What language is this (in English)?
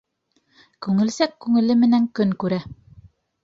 Bashkir